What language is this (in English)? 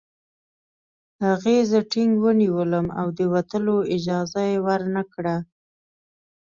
Pashto